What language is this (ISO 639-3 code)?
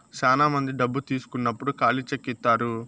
tel